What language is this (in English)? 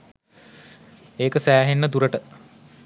Sinhala